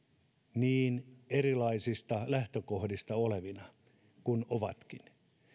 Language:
Finnish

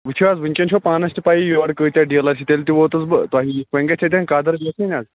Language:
Kashmiri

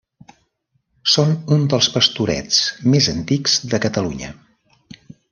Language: Catalan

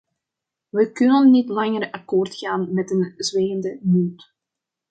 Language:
Dutch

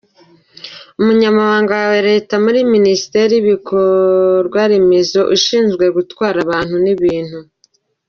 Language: Kinyarwanda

